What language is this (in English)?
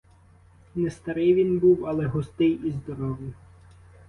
Ukrainian